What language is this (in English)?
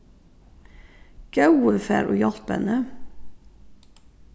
Faroese